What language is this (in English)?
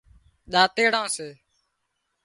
Wadiyara Koli